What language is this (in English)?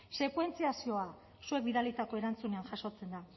Basque